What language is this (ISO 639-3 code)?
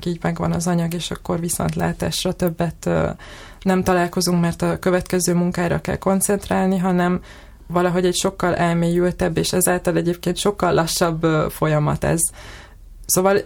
hun